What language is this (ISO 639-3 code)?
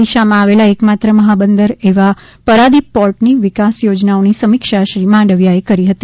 guj